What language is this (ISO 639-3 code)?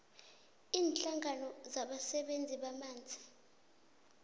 nbl